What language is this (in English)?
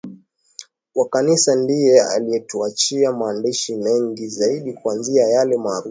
Swahili